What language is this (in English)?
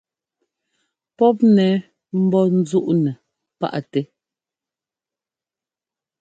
Ngomba